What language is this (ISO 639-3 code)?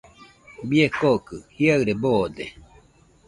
hux